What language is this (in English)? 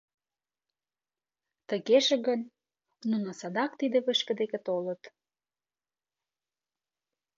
Mari